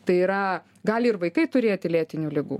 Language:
Lithuanian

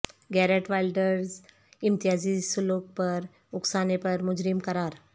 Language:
Urdu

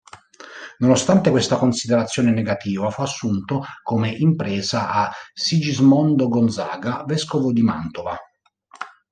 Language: Italian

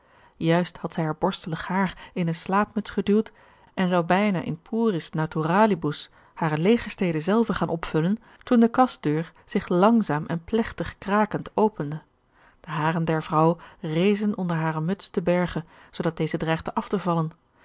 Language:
Dutch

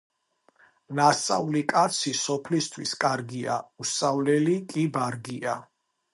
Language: Georgian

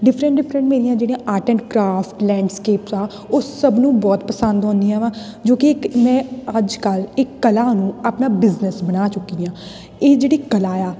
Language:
Punjabi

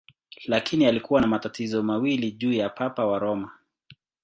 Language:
Swahili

